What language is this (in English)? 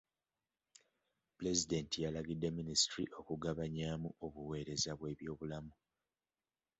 Ganda